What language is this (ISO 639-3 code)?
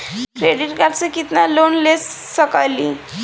bho